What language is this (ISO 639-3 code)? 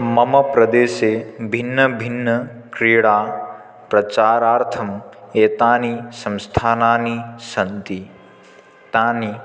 san